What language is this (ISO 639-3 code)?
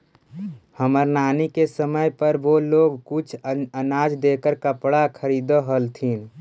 mag